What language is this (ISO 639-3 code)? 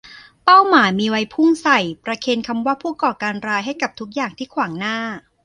tha